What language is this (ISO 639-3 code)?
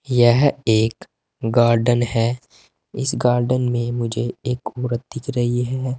hin